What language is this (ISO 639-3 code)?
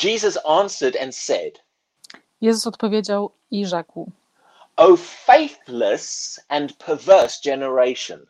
pol